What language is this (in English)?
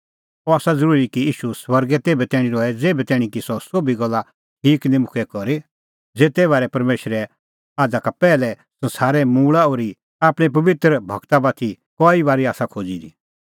Kullu Pahari